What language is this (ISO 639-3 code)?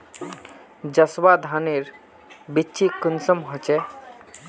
mag